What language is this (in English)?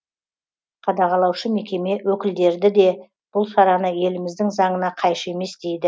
Kazakh